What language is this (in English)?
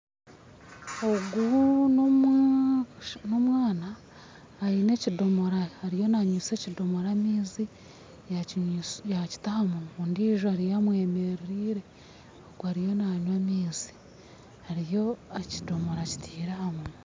Nyankole